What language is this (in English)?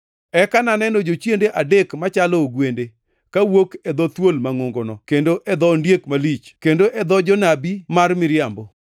Luo (Kenya and Tanzania)